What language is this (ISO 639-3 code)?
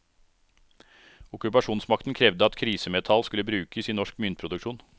nor